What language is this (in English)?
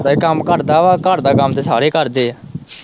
Punjabi